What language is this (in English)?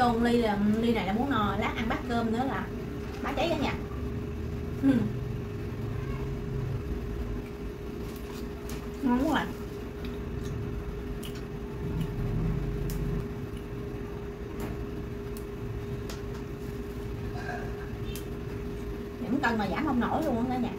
Vietnamese